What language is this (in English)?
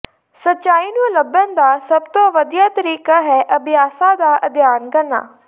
Punjabi